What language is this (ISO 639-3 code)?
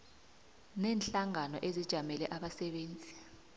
nbl